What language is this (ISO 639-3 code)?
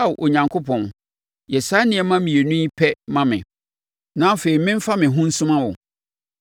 aka